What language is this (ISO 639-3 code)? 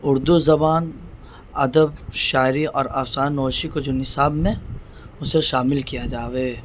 urd